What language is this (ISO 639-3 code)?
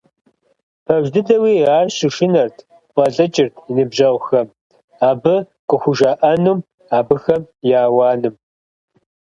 kbd